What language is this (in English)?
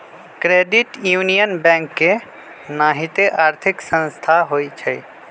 Magahi